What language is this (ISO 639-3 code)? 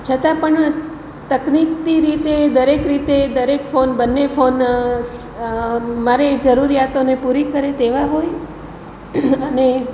guj